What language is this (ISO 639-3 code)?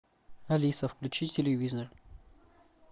rus